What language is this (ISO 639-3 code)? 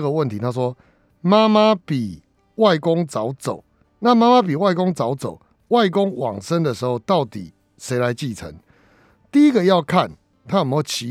zho